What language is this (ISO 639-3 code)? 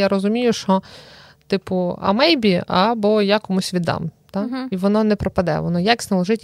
ukr